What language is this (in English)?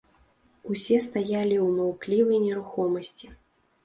Belarusian